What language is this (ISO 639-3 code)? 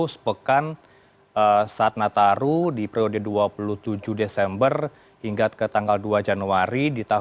ind